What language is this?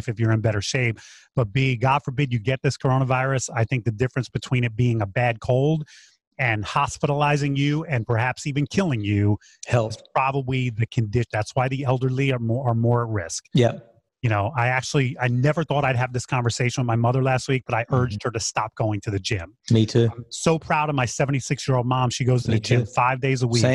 English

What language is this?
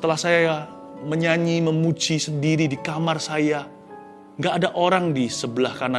Indonesian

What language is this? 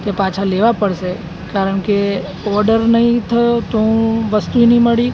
Gujarati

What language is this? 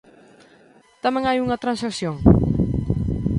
Galician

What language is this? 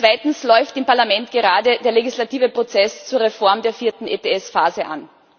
German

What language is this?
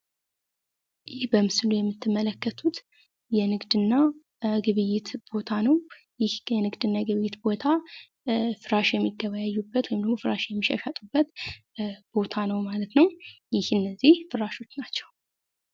Amharic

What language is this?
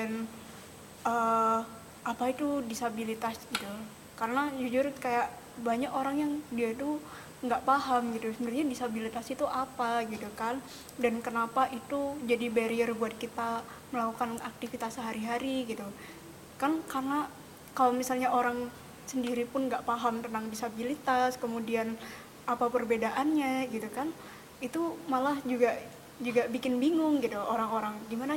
Indonesian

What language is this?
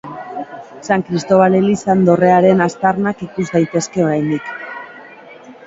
Basque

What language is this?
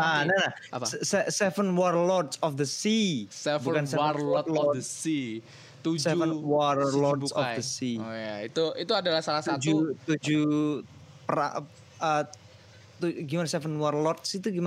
Indonesian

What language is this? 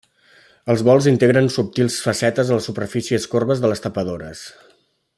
Catalan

